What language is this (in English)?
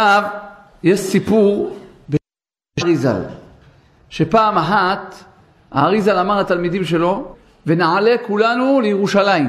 Hebrew